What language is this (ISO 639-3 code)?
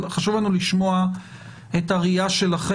heb